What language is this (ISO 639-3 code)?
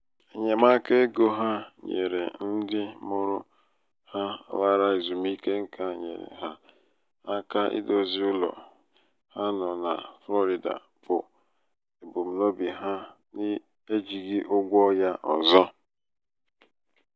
ibo